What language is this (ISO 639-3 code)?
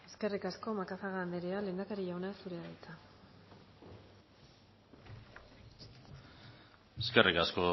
eus